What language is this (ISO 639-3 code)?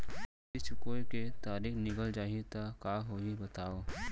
hne